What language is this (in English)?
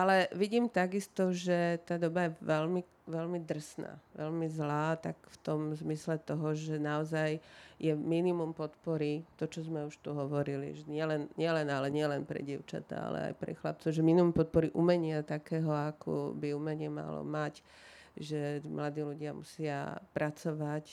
Slovak